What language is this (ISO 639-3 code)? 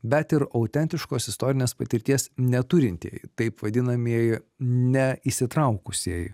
lit